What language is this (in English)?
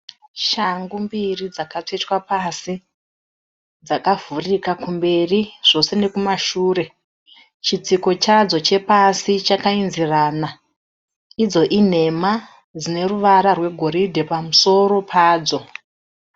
Shona